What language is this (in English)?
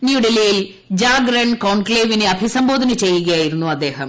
Malayalam